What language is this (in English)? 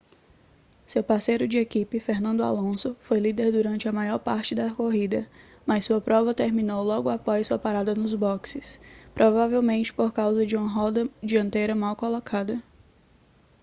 Portuguese